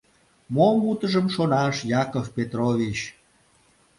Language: Mari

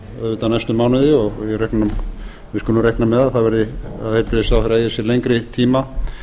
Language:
Icelandic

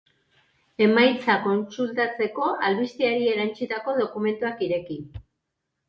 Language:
Basque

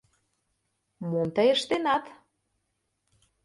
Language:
Mari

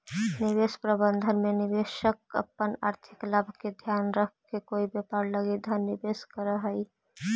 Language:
Magahi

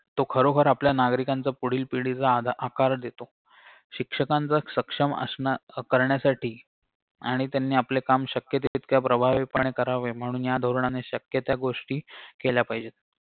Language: Marathi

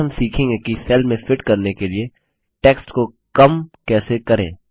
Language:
Hindi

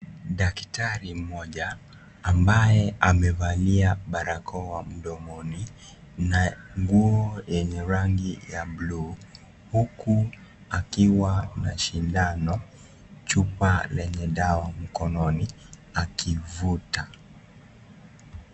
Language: Swahili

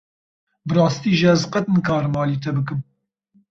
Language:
Kurdish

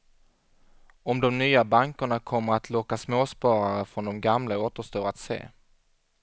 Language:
Swedish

